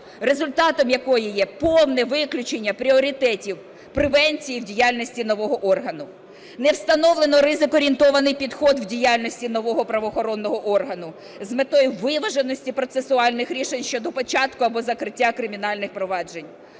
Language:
Ukrainian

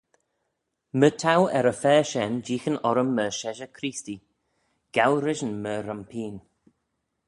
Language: Manx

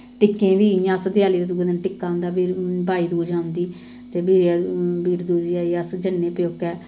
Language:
Dogri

